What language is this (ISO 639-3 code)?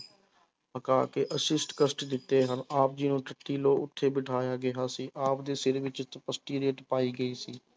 pan